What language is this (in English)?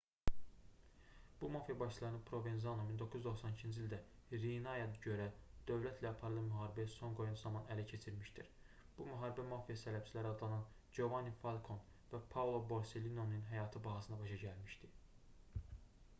Azerbaijani